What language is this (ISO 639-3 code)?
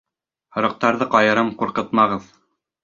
bak